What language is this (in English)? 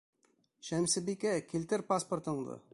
Bashkir